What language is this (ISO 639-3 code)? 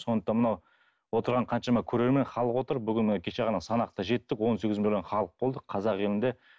kaz